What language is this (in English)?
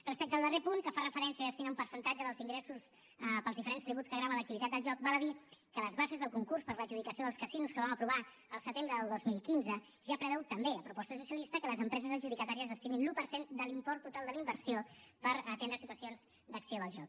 Catalan